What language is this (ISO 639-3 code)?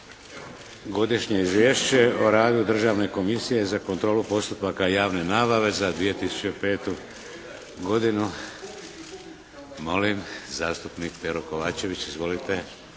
hrv